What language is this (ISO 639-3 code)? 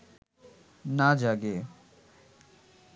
ben